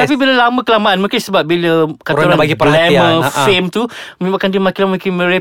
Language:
Malay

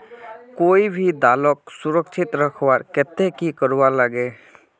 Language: Magahi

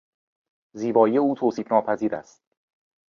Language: Persian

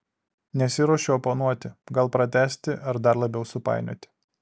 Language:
Lithuanian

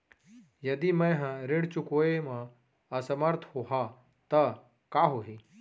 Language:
Chhattisgarhi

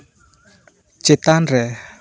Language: Santali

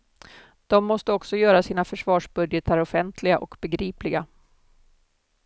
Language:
Swedish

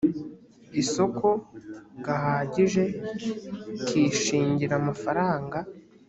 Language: Kinyarwanda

